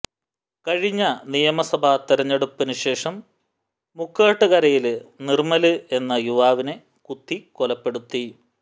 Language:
Malayalam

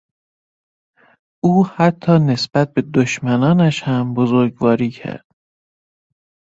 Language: Persian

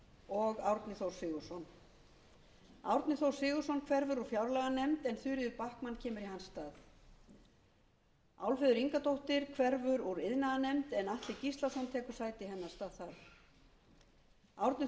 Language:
Icelandic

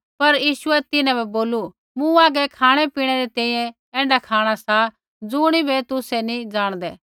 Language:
Kullu Pahari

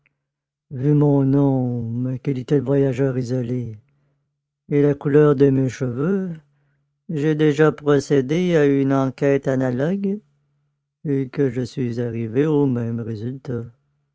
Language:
French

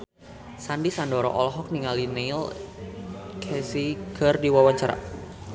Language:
Sundanese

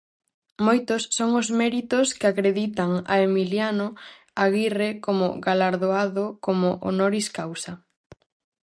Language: Galician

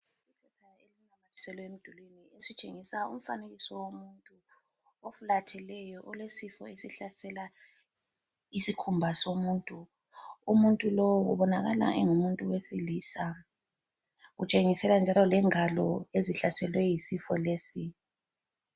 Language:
North Ndebele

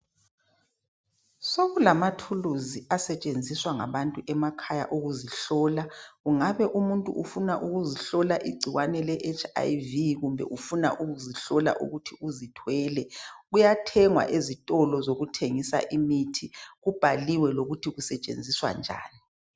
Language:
North Ndebele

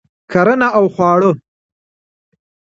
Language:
Pashto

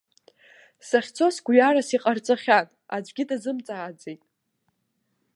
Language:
Abkhazian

